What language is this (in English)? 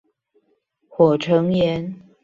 Chinese